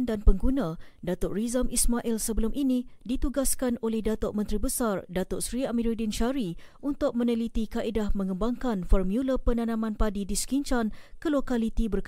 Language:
Malay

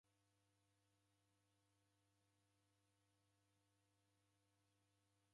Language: Taita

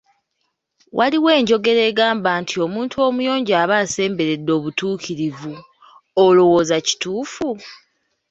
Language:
Ganda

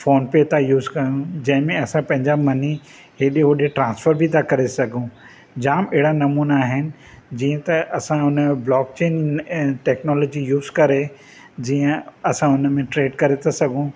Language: Sindhi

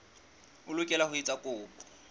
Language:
Southern Sotho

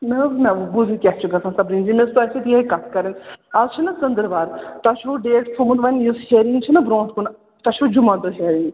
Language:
Kashmiri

